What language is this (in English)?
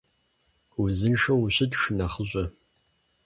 Kabardian